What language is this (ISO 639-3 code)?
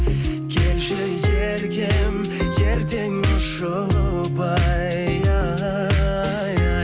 kaz